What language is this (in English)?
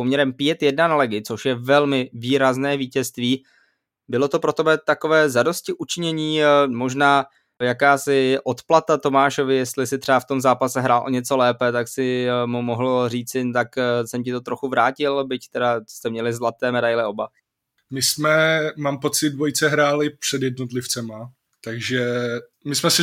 Czech